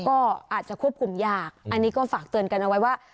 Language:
Thai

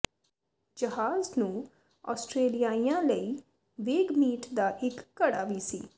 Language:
Punjabi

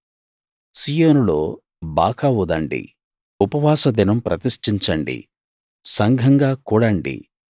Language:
Telugu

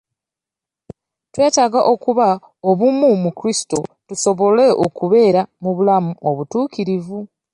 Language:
Ganda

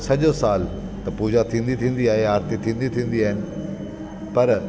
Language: Sindhi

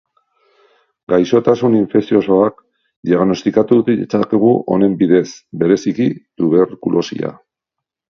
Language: Basque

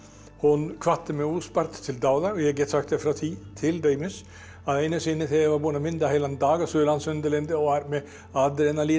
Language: Icelandic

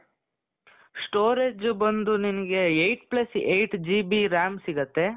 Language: Kannada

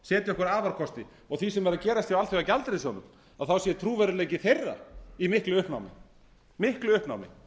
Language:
Icelandic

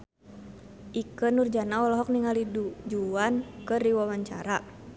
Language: Sundanese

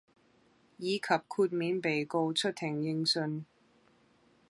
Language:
Cantonese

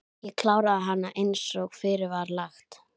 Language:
Icelandic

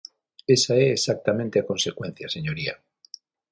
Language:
Galician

